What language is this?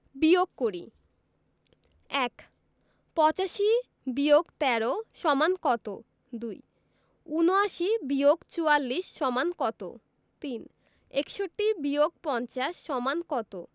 Bangla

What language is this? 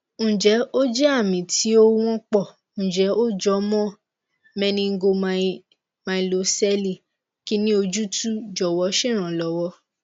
Yoruba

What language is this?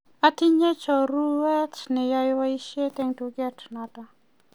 Kalenjin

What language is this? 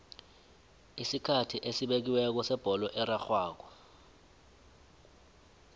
South Ndebele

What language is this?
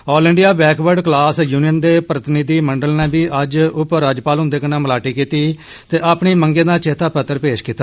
Dogri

